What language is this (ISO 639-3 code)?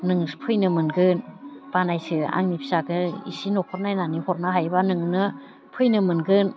brx